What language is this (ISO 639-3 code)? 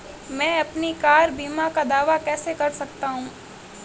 hin